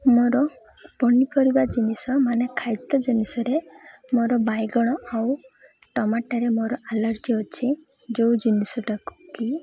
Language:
Odia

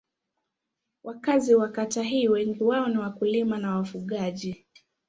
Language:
Swahili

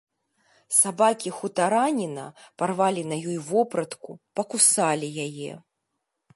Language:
Belarusian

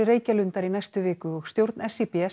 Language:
Icelandic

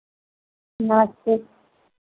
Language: Hindi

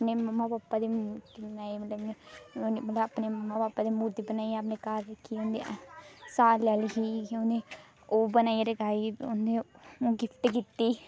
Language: Dogri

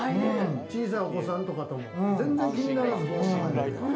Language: Japanese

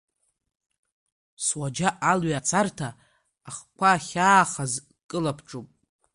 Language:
Abkhazian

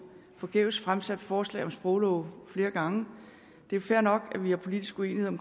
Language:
Danish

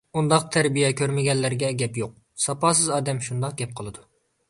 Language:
Uyghur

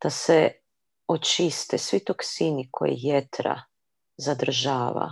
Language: Croatian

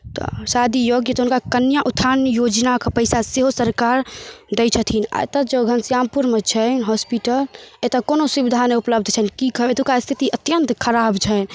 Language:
Maithili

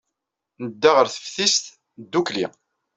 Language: Kabyle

